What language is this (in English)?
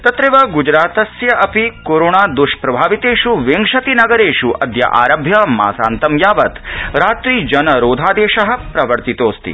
Sanskrit